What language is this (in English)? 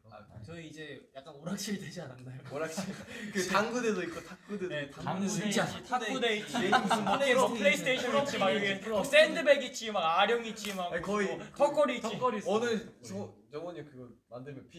Korean